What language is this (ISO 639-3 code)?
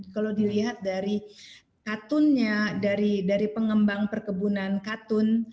ind